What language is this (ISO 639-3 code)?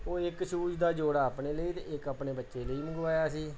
pan